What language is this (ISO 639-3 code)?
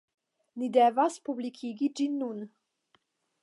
epo